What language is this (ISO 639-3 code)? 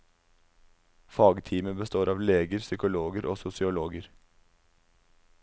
nor